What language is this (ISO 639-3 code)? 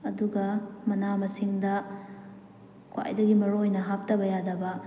mni